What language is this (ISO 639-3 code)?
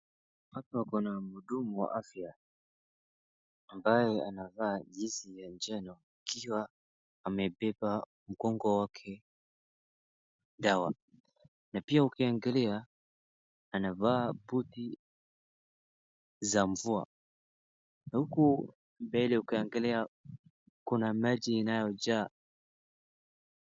swa